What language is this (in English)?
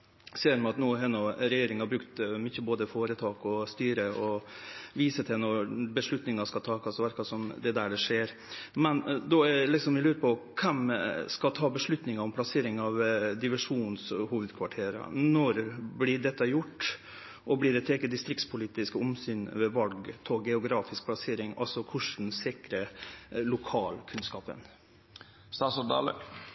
Norwegian Nynorsk